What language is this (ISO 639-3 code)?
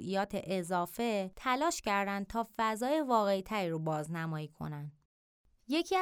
fas